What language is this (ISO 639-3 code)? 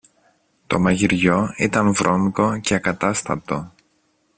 ell